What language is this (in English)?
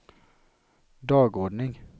Swedish